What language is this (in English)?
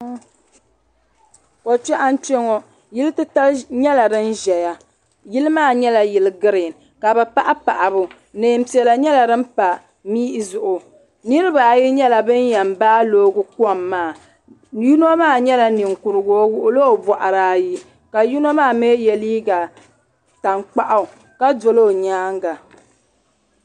Dagbani